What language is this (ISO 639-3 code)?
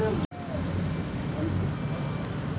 mag